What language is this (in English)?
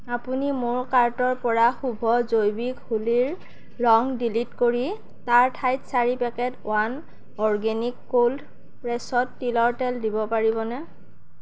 Assamese